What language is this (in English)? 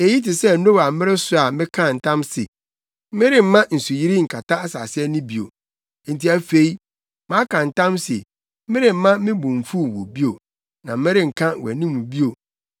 Akan